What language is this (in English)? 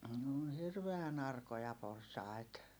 Finnish